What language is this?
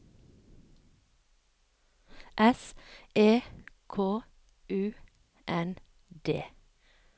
Norwegian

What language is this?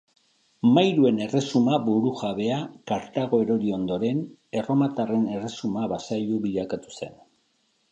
Basque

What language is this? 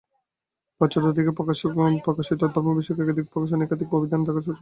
Bangla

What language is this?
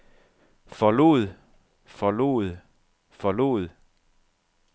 Danish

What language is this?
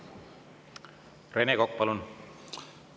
Estonian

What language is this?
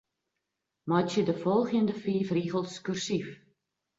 Western Frisian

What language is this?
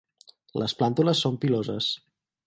Catalan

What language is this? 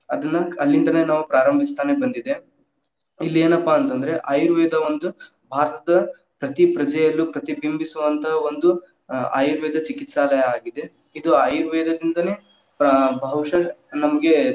Kannada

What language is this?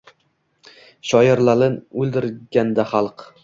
Uzbek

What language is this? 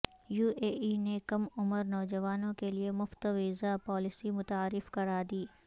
Urdu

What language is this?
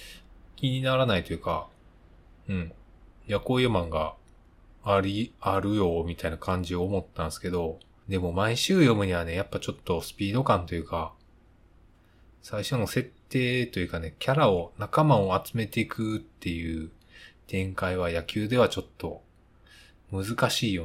Japanese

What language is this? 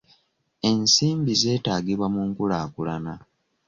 Ganda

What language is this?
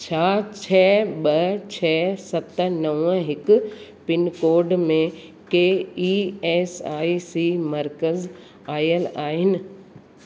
Sindhi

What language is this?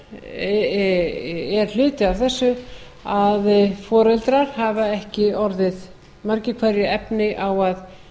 Icelandic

